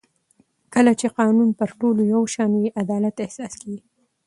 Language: Pashto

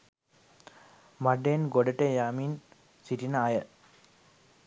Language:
Sinhala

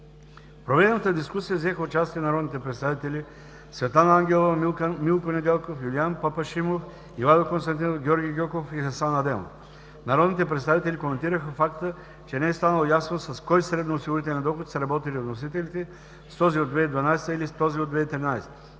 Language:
Bulgarian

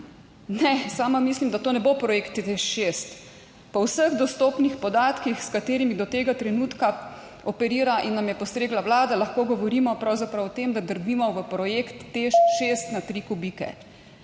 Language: Slovenian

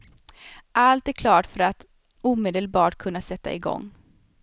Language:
Swedish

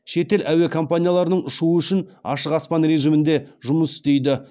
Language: Kazakh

